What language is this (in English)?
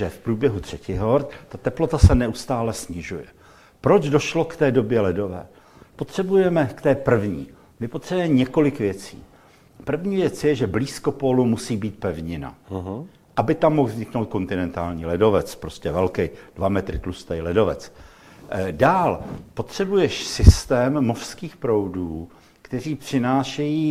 Czech